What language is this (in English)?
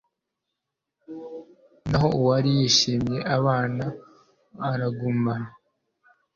Kinyarwanda